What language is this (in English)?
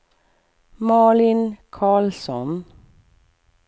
Swedish